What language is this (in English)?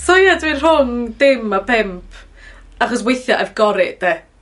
Welsh